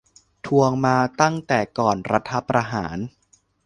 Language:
Thai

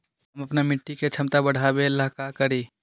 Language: Magahi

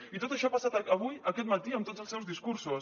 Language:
Catalan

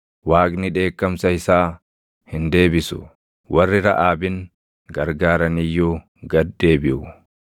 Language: Oromo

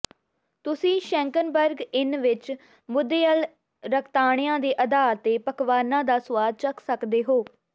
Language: Punjabi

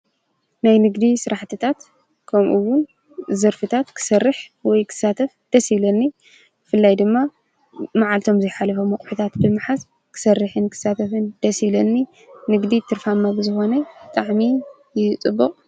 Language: Tigrinya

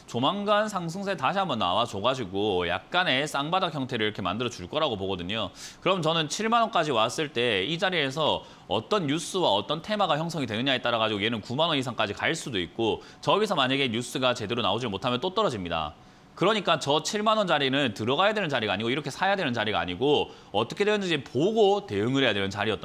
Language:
Korean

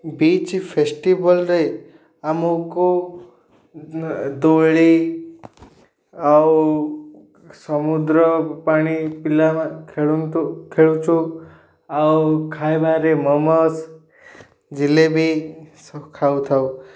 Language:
Odia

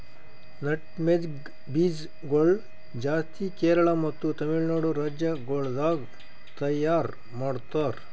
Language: Kannada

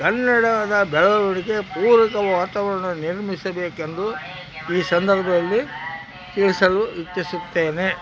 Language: Kannada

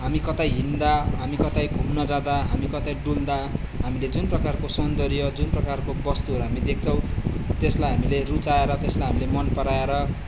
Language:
Nepali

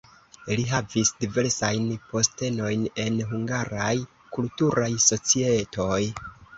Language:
Esperanto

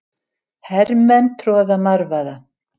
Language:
Icelandic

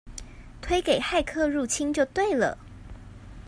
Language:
Chinese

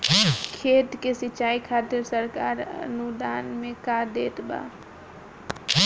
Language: Bhojpuri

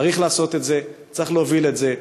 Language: Hebrew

